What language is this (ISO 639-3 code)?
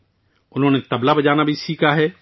urd